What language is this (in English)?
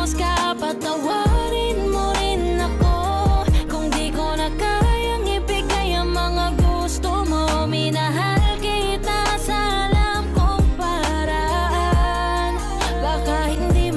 Indonesian